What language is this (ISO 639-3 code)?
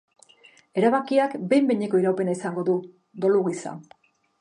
eus